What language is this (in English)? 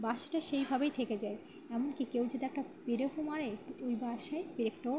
Bangla